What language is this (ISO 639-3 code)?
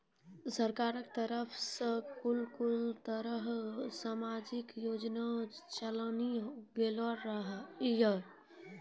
mai